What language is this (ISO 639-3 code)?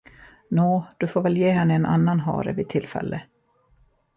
swe